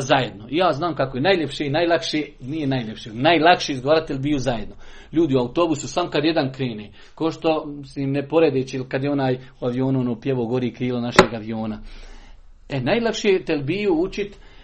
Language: Croatian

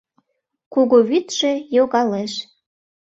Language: Mari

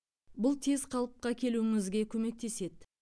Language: Kazakh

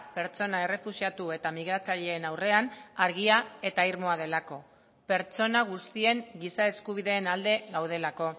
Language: Basque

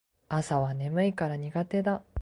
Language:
Japanese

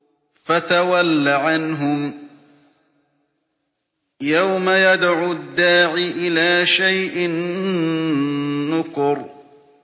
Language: Arabic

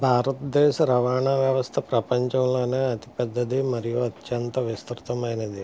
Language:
Telugu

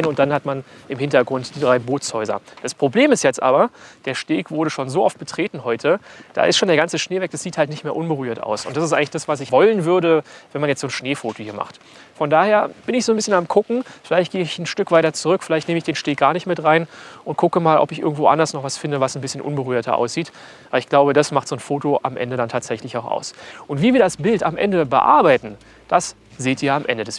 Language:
German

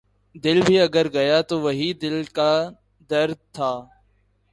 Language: Urdu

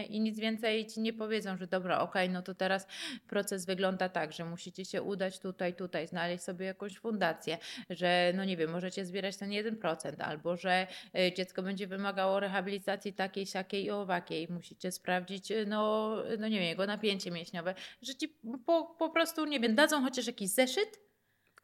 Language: Polish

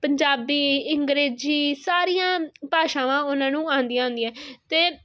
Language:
Punjabi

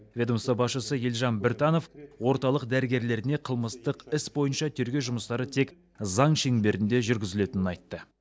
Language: Kazakh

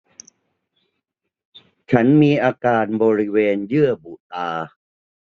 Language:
Thai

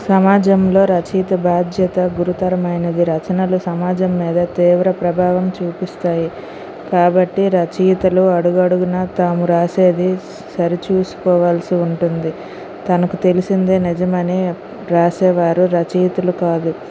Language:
Telugu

